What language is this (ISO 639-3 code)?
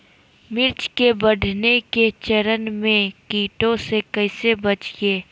mag